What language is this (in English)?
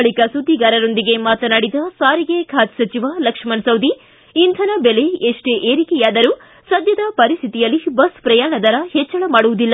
Kannada